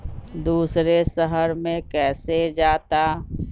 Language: Magahi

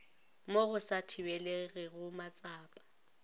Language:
Northern Sotho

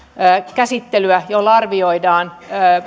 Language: Finnish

